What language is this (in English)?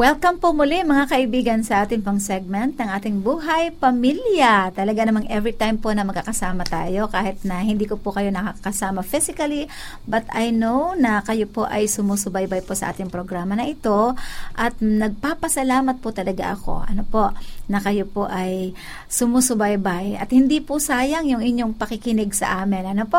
Filipino